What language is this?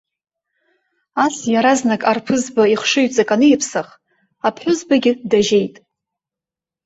Abkhazian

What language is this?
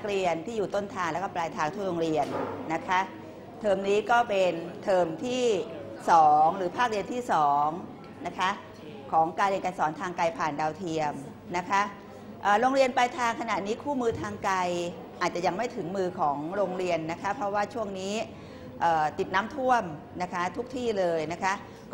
Thai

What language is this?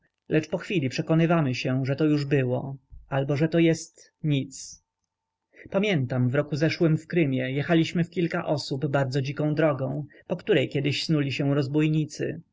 Polish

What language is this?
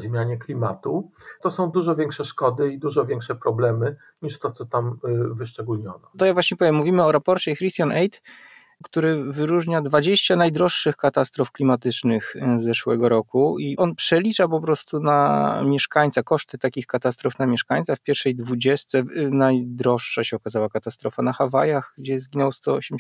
Polish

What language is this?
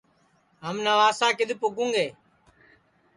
Sansi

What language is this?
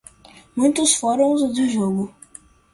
Portuguese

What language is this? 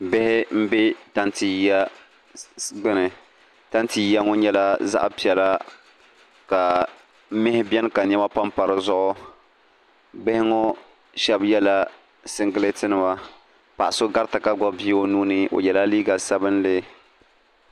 Dagbani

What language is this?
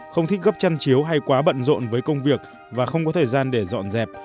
Vietnamese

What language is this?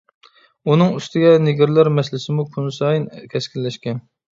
Uyghur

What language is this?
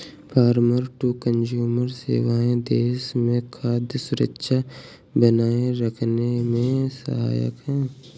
Hindi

